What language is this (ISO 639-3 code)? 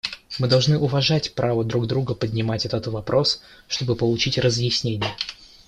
rus